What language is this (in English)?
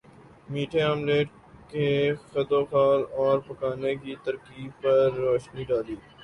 Urdu